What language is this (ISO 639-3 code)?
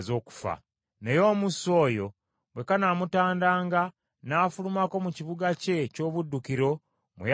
lug